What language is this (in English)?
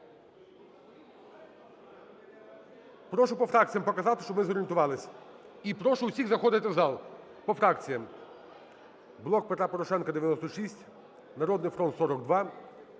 Ukrainian